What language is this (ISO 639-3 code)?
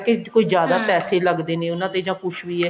pan